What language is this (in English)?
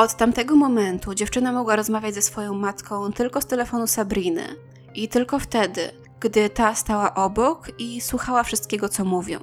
Polish